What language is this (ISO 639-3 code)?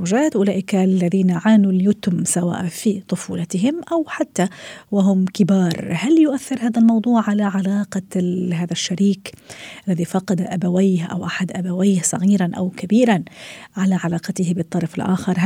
ara